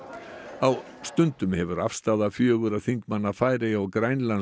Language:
Icelandic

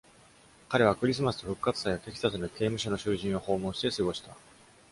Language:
Japanese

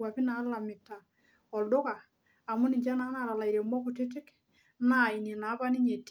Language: Masai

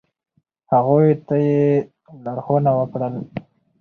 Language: Pashto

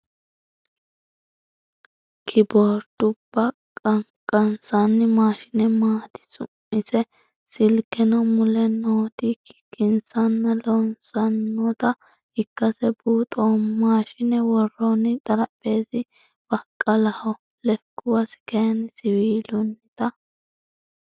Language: Sidamo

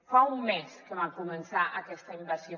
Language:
Catalan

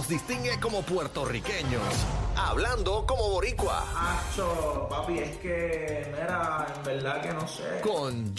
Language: Spanish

